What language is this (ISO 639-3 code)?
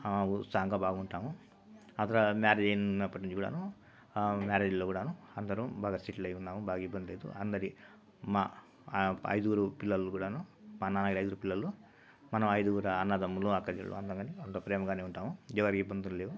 tel